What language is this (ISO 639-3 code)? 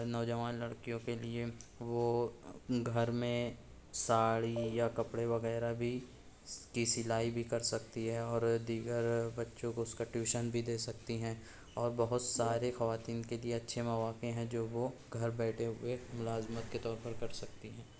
urd